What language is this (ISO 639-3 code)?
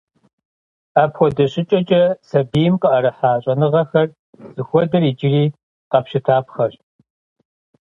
kbd